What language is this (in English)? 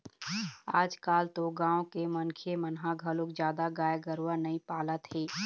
Chhattisgarhi